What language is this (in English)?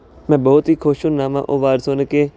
Punjabi